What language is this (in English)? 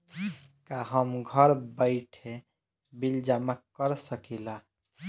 Bhojpuri